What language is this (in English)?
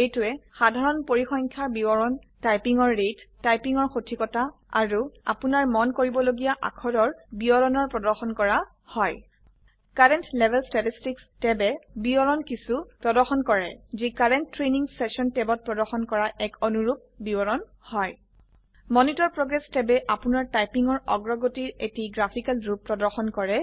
Assamese